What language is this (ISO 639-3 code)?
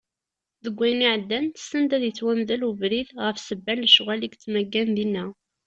kab